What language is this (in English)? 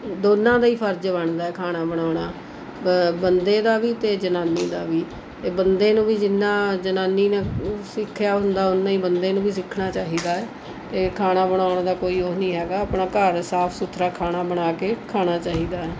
Punjabi